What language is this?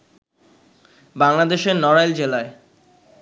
Bangla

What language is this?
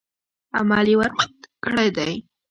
Pashto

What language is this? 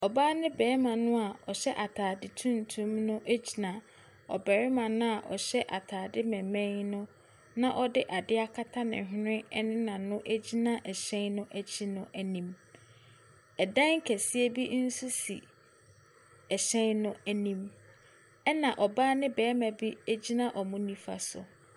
Akan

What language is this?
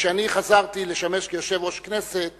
Hebrew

